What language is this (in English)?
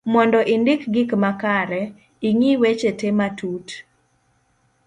Luo (Kenya and Tanzania)